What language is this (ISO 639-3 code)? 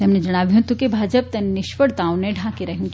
guj